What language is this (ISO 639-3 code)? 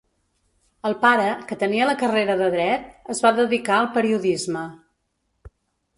cat